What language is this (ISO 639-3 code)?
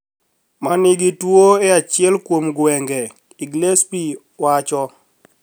luo